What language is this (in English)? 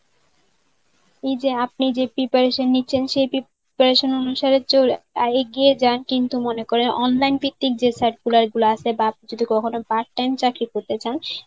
Bangla